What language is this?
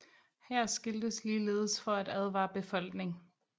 Danish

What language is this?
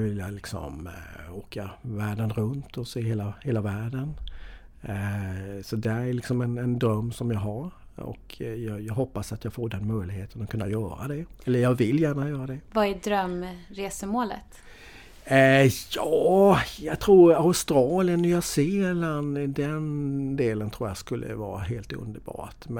Swedish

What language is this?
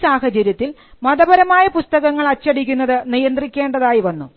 Malayalam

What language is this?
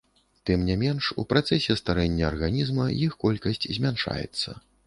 Belarusian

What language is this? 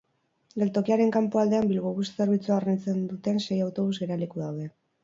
Basque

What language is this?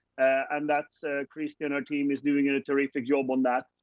English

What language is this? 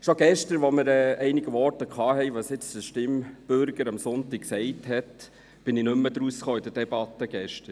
Swiss German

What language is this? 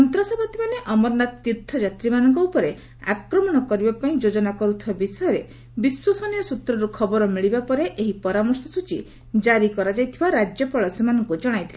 Odia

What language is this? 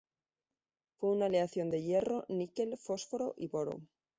Spanish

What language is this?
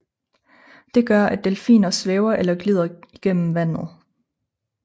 Danish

